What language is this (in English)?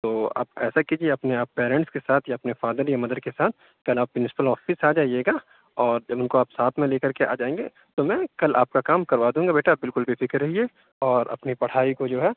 Urdu